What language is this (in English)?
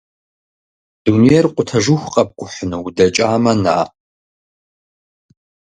Kabardian